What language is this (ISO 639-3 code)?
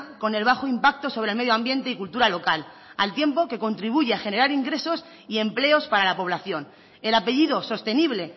spa